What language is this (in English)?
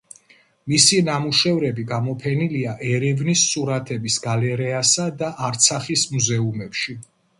Georgian